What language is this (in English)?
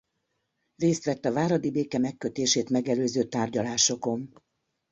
Hungarian